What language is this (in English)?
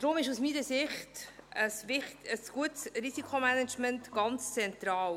Swiss German